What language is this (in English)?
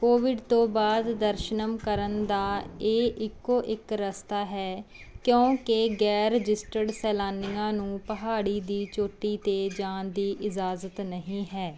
Punjabi